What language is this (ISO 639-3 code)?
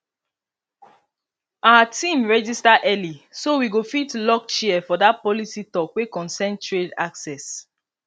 pcm